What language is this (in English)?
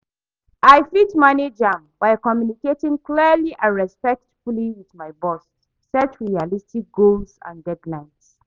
Nigerian Pidgin